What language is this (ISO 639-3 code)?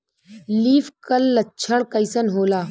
bho